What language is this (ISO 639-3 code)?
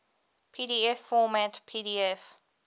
eng